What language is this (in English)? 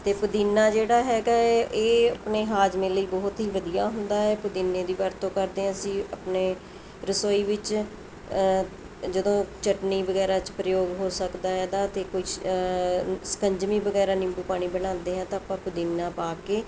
Punjabi